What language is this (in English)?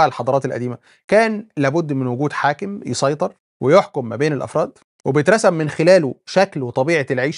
Arabic